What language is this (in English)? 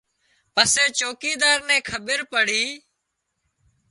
Wadiyara Koli